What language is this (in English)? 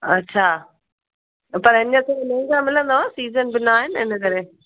Sindhi